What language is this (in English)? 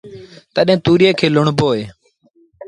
Sindhi Bhil